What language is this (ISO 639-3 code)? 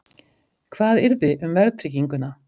isl